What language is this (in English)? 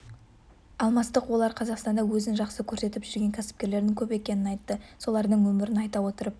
Kazakh